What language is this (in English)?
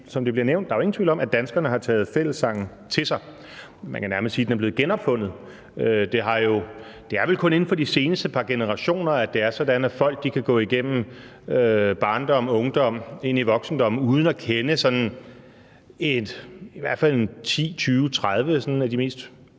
Danish